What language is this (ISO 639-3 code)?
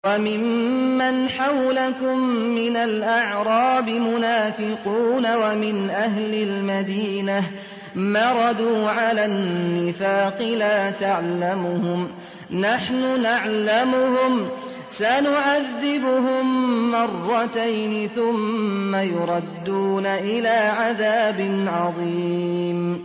ara